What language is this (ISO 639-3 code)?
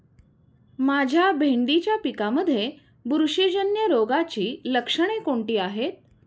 mar